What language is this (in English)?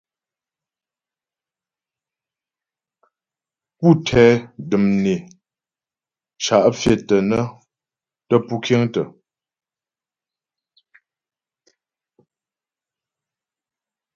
Ghomala